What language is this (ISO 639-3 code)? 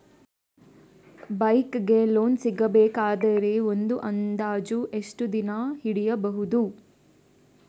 kan